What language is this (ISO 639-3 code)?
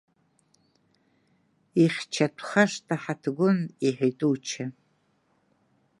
abk